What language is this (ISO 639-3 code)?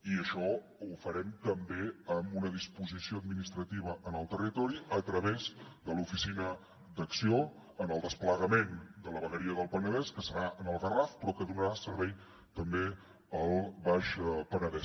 cat